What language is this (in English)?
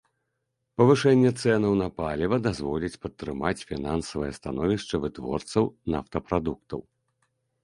Belarusian